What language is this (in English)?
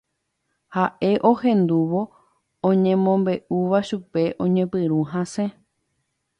Guarani